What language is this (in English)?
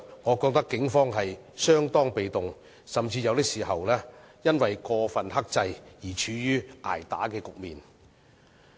Cantonese